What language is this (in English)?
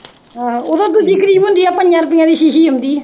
Punjabi